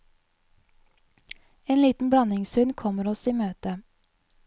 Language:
Norwegian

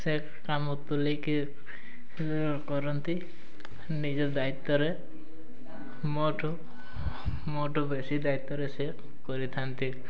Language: Odia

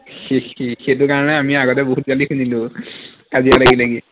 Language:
Assamese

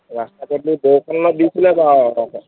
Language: Assamese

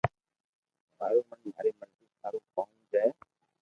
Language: Loarki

